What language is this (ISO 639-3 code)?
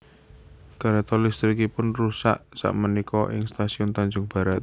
jav